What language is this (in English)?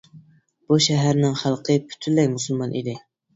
Uyghur